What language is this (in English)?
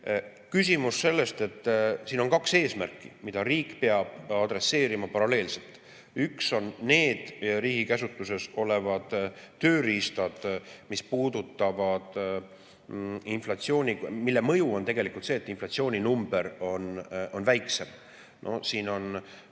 Estonian